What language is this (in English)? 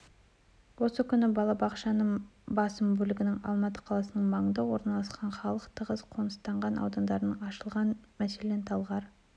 Kazakh